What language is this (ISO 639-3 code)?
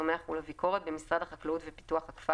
heb